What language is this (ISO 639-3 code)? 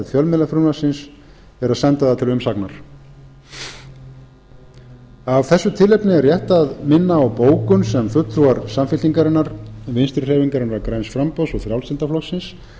isl